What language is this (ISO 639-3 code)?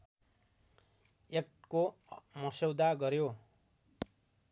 nep